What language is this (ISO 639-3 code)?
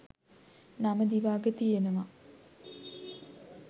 sin